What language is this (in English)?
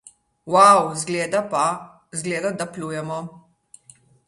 Slovenian